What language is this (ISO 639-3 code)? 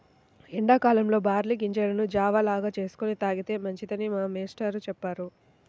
tel